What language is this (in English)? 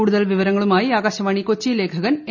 Malayalam